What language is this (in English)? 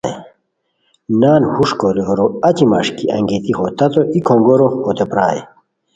Khowar